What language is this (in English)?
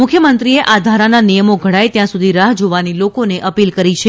Gujarati